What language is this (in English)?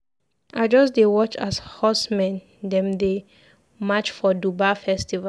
Nigerian Pidgin